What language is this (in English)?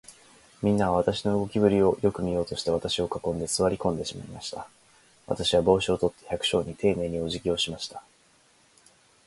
Japanese